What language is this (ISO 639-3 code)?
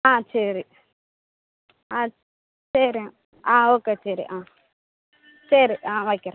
tam